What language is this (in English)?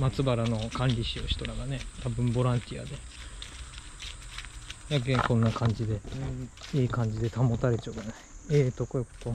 Japanese